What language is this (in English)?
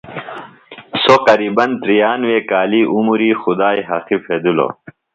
Phalura